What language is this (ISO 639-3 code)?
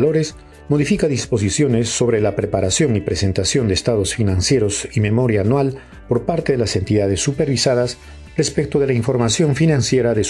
spa